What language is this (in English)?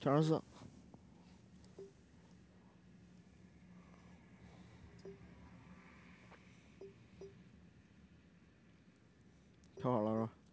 Chinese